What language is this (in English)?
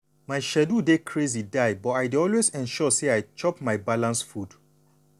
Nigerian Pidgin